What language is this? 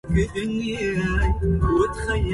Arabic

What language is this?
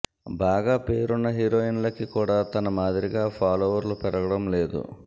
Telugu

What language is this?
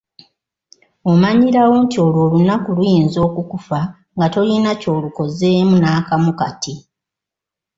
Ganda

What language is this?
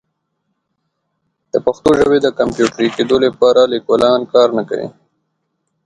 Pashto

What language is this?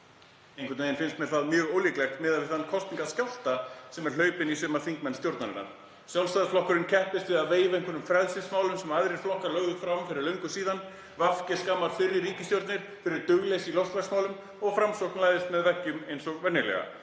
Icelandic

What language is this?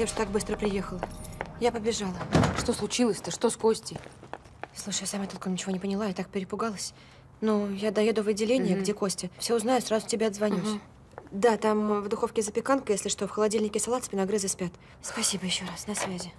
Russian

